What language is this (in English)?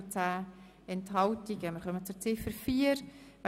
Swiss German